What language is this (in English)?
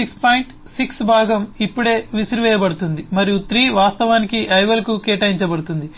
Telugu